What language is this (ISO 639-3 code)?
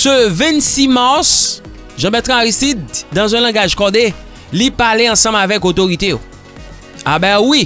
fra